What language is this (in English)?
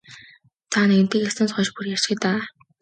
Mongolian